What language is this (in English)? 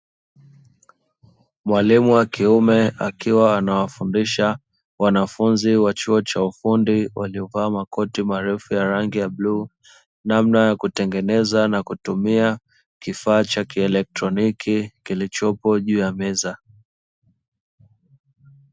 Swahili